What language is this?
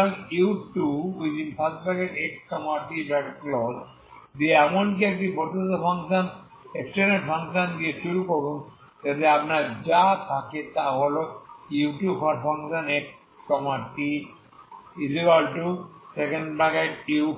Bangla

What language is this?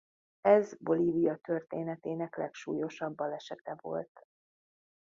Hungarian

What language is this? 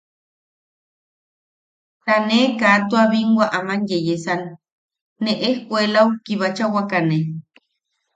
Yaqui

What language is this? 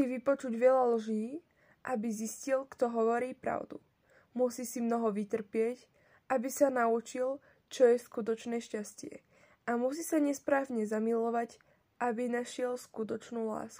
Slovak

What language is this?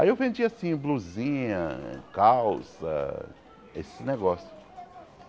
Portuguese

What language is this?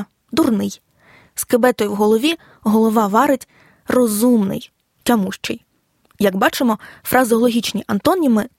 Ukrainian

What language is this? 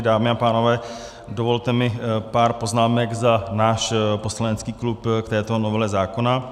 Czech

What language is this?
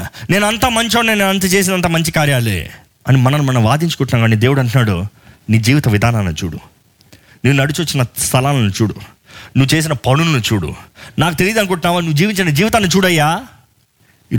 Telugu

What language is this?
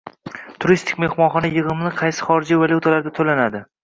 Uzbek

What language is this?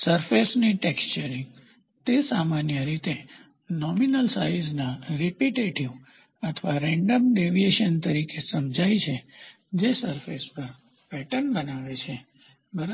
Gujarati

